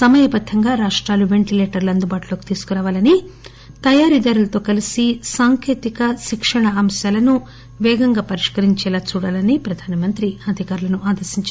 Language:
Telugu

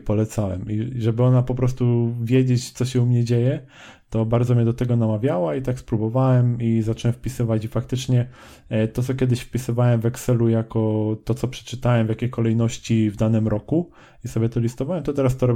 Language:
Polish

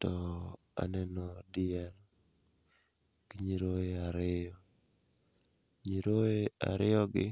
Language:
Luo (Kenya and Tanzania)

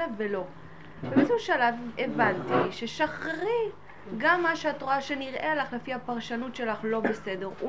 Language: Hebrew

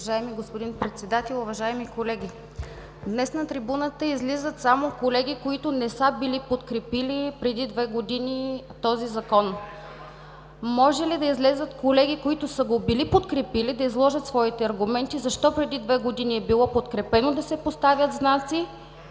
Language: Bulgarian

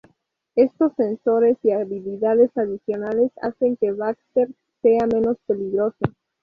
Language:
Spanish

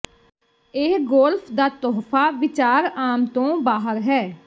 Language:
Punjabi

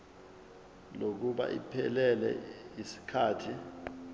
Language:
Zulu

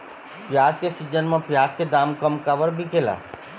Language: Chhattisgarhi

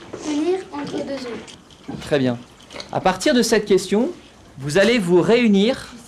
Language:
French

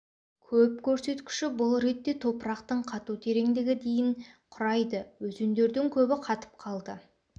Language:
Kazakh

